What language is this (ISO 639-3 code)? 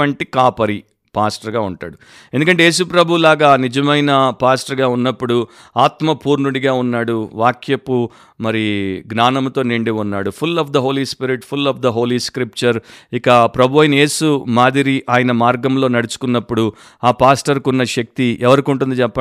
tel